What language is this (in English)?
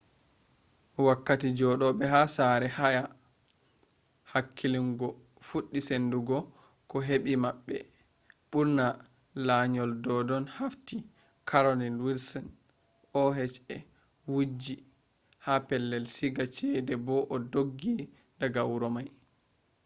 Fula